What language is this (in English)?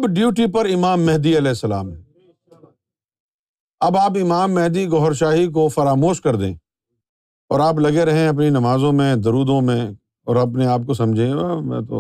Urdu